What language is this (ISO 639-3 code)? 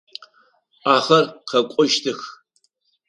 ady